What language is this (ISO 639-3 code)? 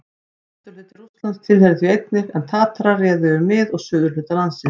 isl